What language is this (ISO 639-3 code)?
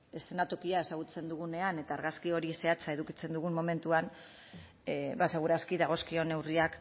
eus